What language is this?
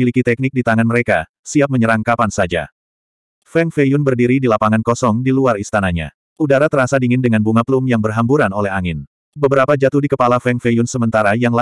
Indonesian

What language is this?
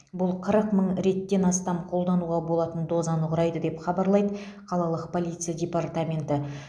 Kazakh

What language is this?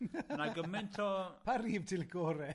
Welsh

